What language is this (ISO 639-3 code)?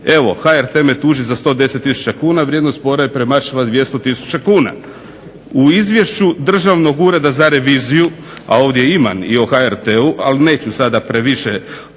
hrv